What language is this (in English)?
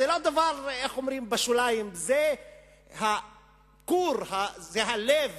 Hebrew